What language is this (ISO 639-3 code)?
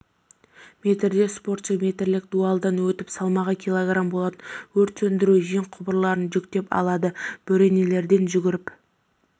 kaz